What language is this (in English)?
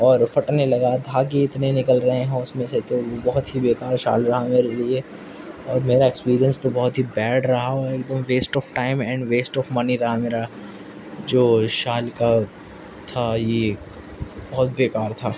Urdu